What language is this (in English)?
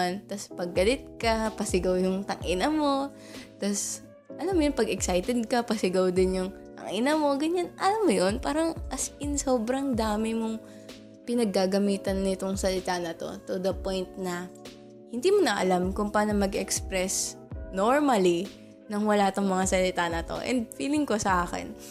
Filipino